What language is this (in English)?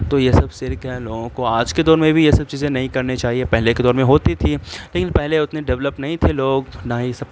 Urdu